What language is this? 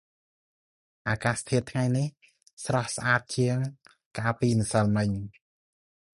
Khmer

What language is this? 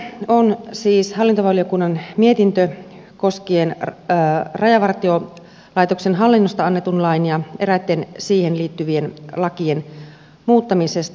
Finnish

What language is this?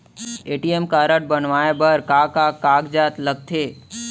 Chhattisgarhi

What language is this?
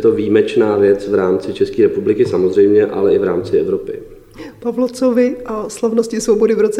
Czech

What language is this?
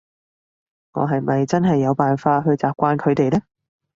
Cantonese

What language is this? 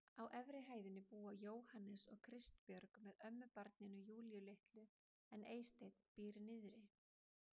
Icelandic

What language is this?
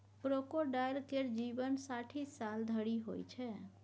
Maithili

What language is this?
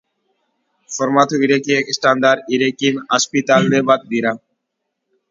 Basque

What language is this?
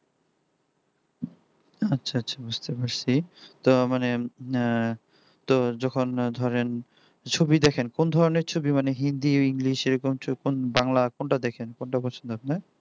Bangla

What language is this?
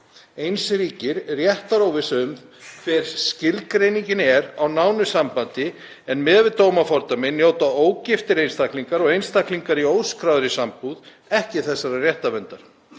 Icelandic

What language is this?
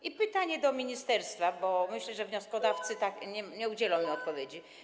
Polish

